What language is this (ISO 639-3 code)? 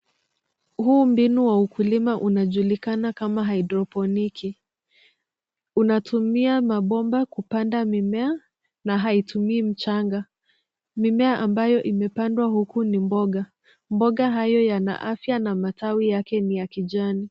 swa